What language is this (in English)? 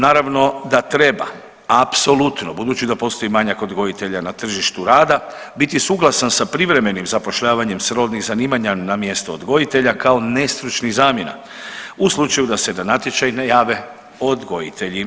Croatian